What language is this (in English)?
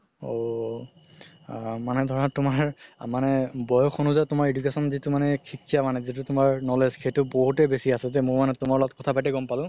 Assamese